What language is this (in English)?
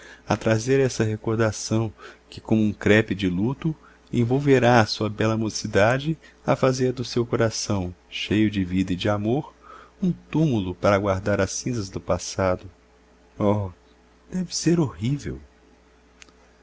Portuguese